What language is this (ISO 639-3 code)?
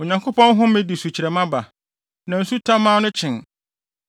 aka